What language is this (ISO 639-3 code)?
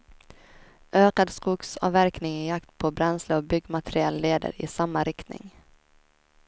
swe